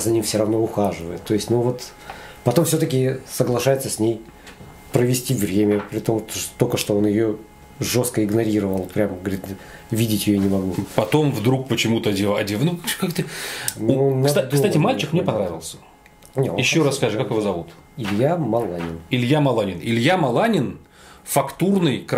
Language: Russian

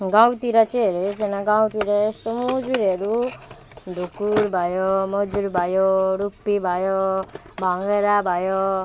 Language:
Nepali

